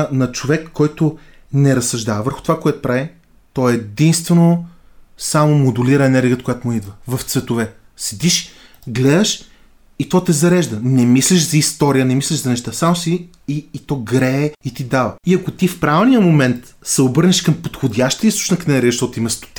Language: Bulgarian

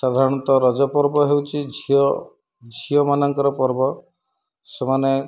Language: Odia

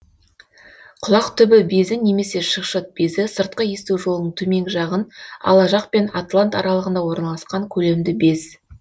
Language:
Kazakh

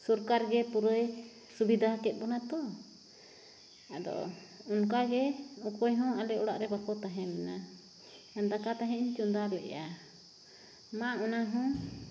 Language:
Santali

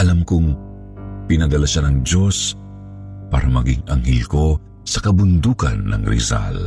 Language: Filipino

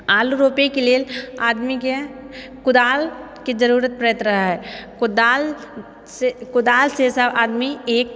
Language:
Maithili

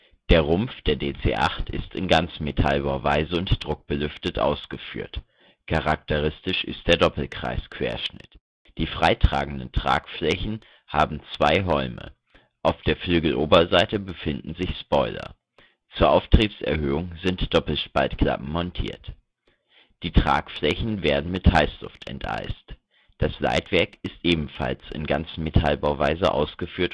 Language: German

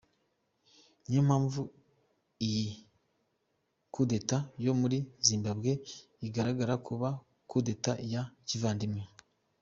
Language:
Kinyarwanda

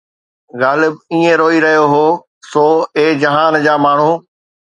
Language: Sindhi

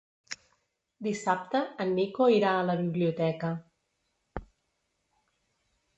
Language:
Catalan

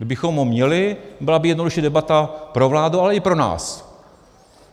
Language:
Czech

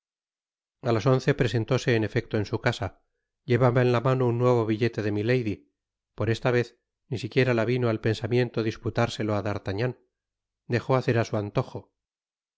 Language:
Spanish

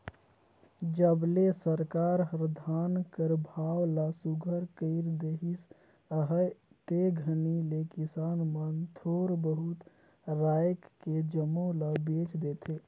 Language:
Chhattisgarhi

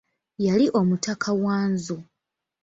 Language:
Ganda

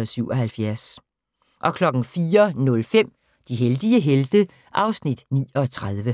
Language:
Danish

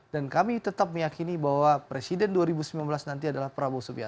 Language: Indonesian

